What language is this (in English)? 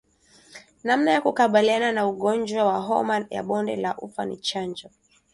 Swahili